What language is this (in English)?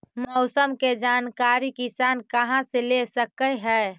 Magahi